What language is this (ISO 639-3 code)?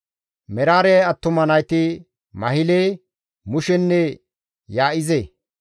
gmv